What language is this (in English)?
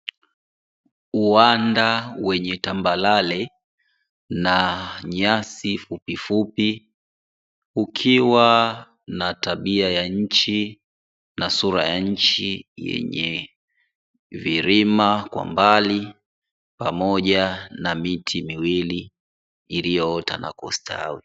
Swahili